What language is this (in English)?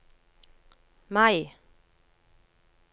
Norwegian